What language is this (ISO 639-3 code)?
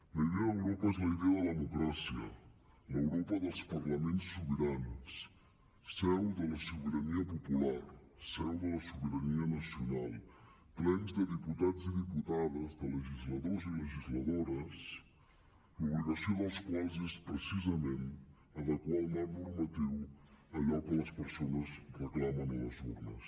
cat